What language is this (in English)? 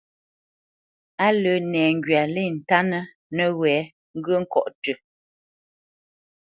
Bamenyam